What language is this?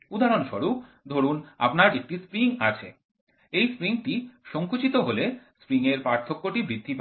Bangla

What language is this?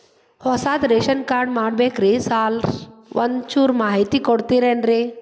Kannada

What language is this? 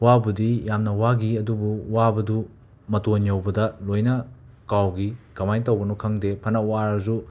Manipuri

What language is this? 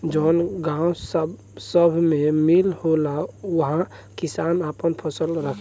Bhojpuri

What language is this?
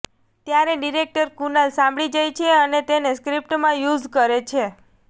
Gujarati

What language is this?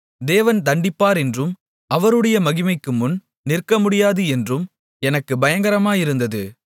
Tamil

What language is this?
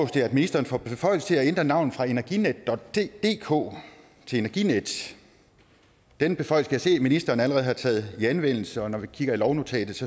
Danish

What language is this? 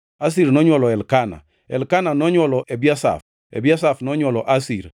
Luo (Kenya and Tanzania)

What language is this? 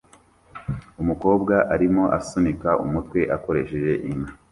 Kinyarwanda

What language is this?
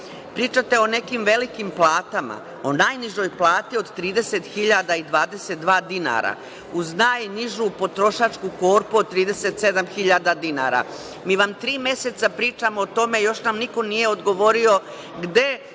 Serbian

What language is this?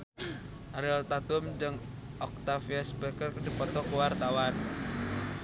Sundanese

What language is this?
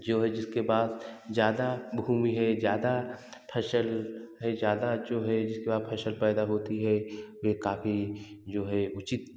Hindi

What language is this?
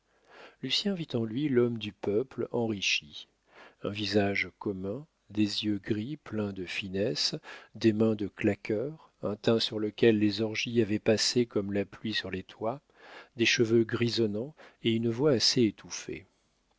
French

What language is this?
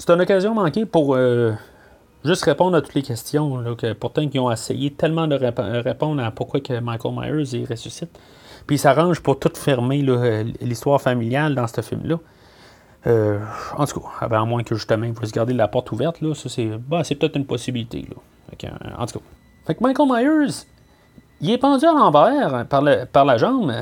French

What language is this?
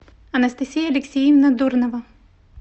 Russian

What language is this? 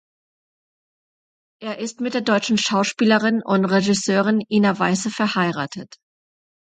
German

